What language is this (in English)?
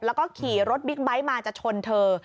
Thai